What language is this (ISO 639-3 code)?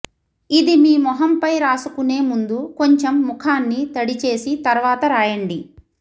tel